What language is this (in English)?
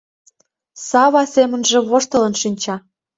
Mari